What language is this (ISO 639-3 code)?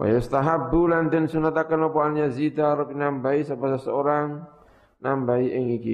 ind